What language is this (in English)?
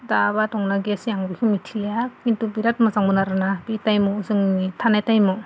Bodo